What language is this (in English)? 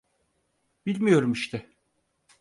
Turkish